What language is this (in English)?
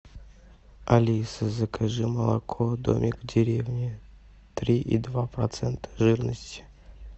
Russian